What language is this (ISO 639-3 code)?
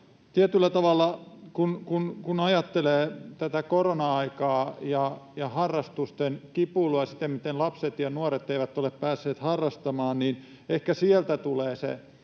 fin